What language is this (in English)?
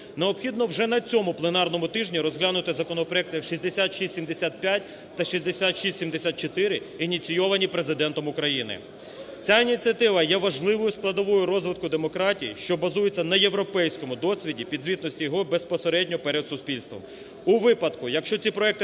Ukrainian